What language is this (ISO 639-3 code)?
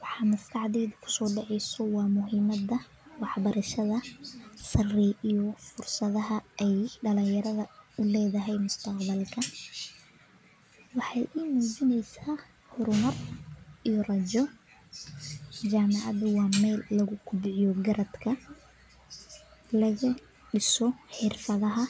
som